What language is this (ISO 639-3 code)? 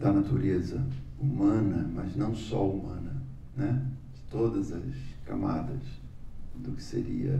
por